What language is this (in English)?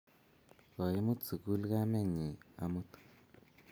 Kalenjin